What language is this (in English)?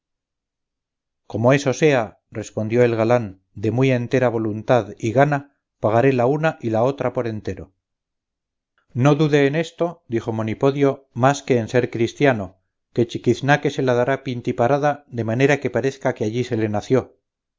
Spanish